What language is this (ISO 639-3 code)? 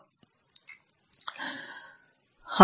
kan